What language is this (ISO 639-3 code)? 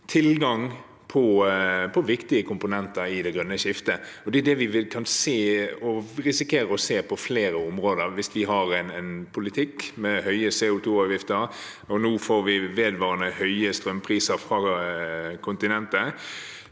nor